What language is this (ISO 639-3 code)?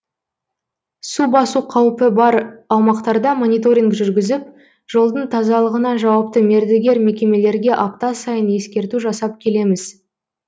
kaz